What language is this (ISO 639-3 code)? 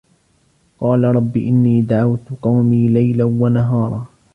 ara